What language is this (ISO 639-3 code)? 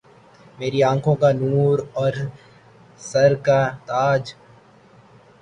urd